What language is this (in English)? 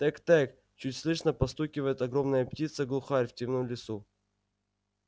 Russian